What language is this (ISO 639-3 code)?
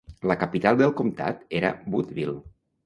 cat